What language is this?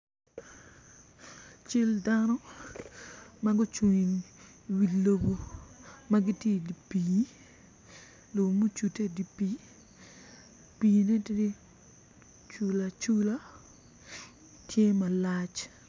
Acoli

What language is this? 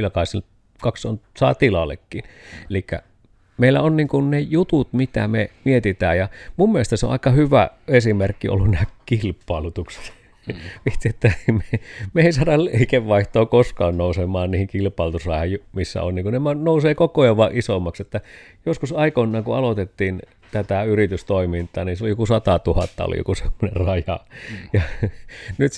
Finnish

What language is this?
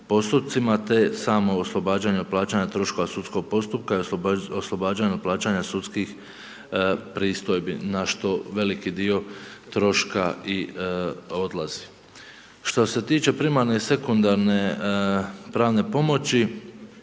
Croatian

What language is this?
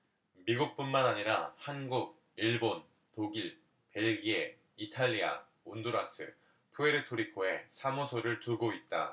Korean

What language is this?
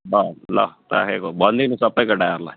Nepali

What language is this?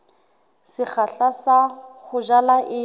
Southern Sotho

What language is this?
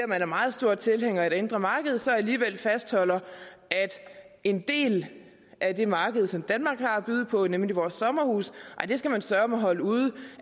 Danish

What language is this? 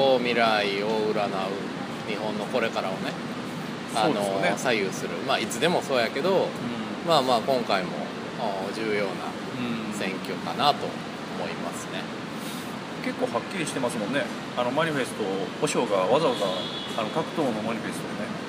Japanese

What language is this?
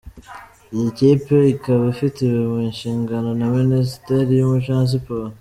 Kinyarwanda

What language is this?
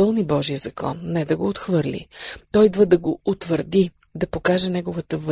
Bulgarian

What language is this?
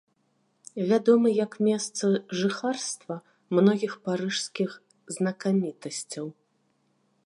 Belarusian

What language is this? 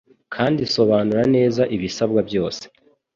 Kinyarwanda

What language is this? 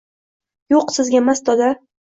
Uzbek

